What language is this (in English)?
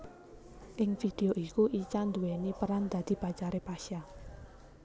Javanese